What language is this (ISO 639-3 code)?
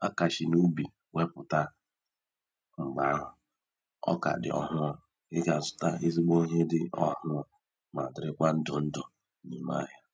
ibo